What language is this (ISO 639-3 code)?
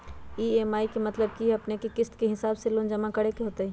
mag